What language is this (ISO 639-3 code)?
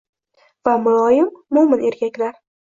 uzb